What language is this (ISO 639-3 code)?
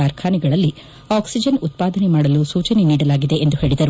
kan